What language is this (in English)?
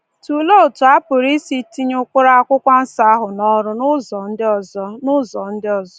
Igbo